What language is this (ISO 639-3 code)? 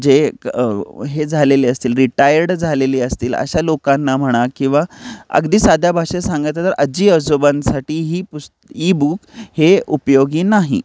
mar